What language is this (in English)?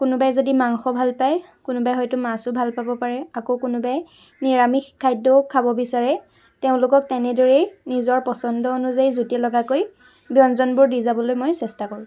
Assamese